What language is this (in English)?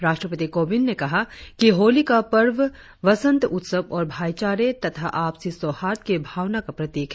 Hindi